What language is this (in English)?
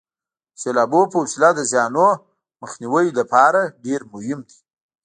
Pashto